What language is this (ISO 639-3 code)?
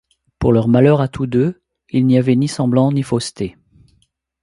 fra